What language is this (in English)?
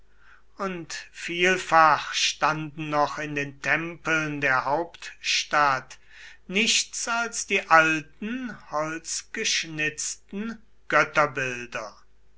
German